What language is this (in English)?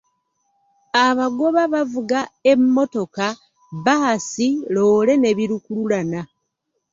Ganda